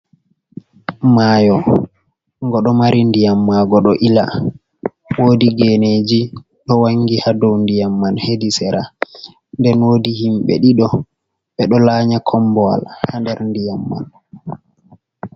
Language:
Fula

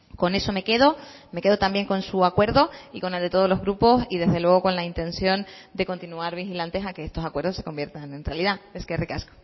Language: Spanish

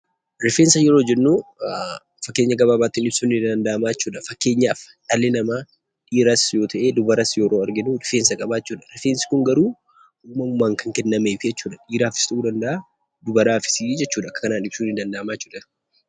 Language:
Oromo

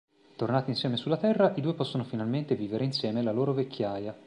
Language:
Italian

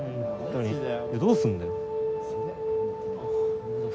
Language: Japanese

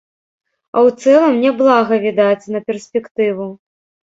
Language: Belarusian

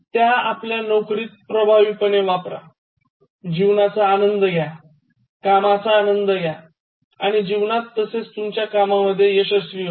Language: Marathi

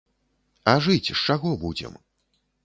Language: Belarusian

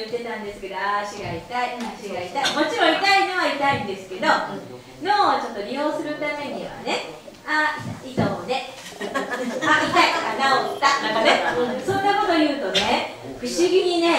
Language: Japanese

